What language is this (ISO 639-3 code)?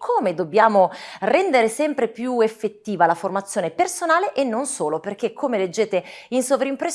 ita